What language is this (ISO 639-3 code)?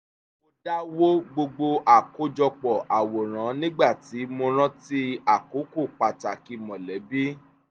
yor